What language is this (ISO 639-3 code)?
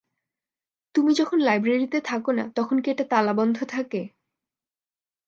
ben